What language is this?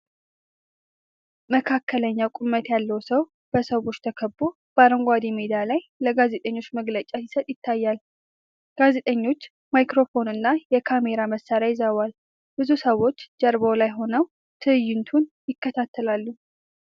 Amharic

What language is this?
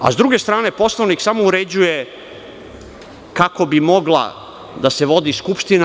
Serbian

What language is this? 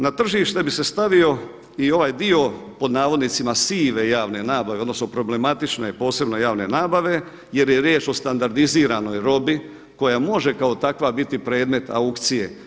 Croatian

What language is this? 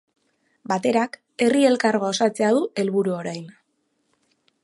Basque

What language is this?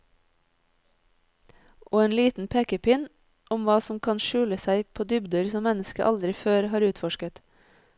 Norwegian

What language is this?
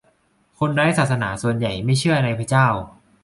Thai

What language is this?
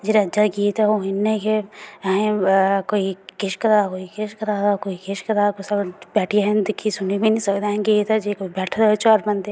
Dogri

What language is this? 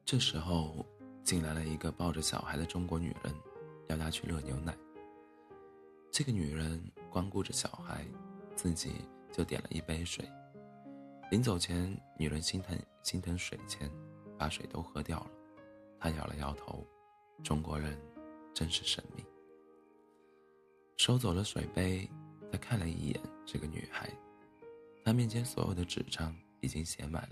Chinese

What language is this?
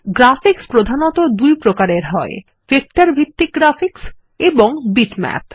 Bangla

